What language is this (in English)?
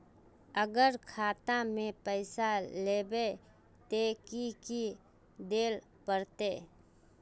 Magahi